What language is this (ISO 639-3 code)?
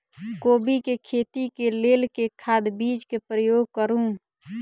mai